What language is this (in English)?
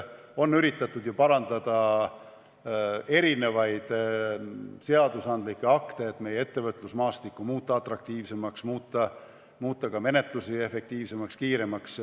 Estonian